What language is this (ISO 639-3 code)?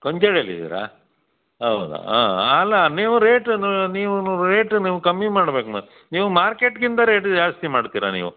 kan